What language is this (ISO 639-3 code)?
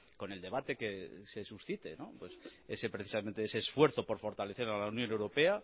spa